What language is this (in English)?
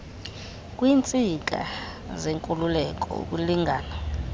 Xhosa